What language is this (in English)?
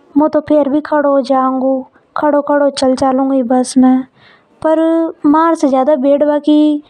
Hadothi